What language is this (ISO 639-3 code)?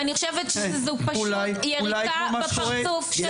heb